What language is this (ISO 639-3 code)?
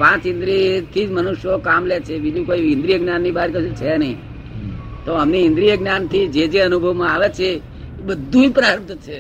guj